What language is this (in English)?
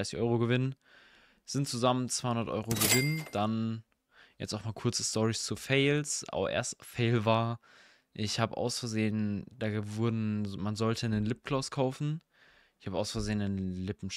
German